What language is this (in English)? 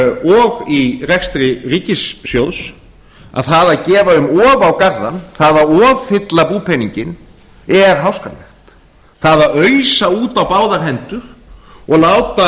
Icelandic